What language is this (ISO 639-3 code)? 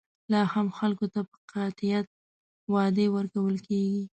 pus